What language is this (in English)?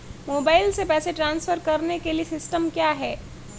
Hindi